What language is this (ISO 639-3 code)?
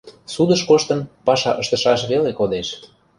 chm